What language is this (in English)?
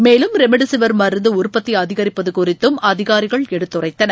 Tamil